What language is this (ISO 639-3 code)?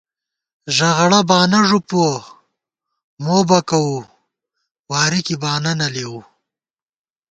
gwt